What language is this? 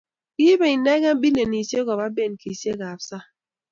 Kalenjin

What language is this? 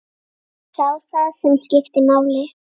Icelandic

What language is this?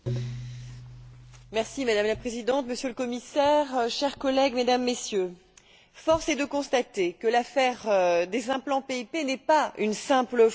French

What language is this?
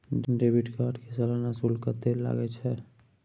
Maithili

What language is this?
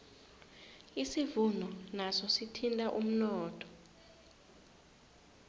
South Ndebele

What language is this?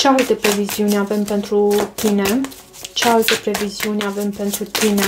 Romanian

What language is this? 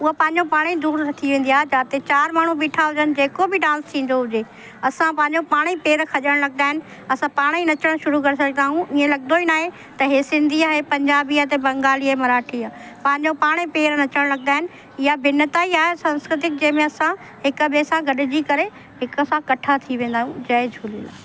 Sindhi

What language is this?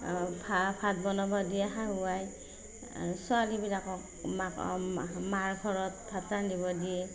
Assamese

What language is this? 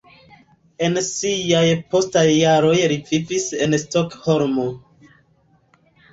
Esperanto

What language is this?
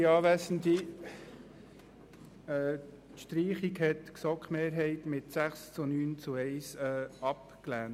Swiss German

